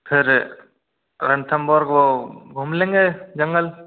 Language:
Hindi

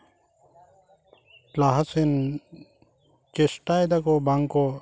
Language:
Santali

